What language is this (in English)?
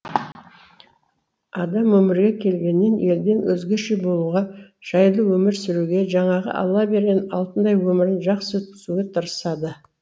Kazakh